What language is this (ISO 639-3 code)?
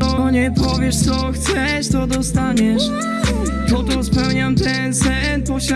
kor